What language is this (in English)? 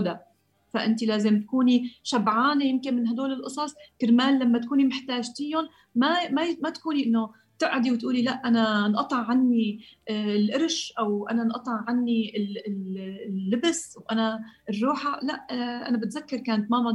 Arabic